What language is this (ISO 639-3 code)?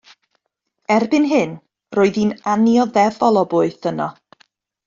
cym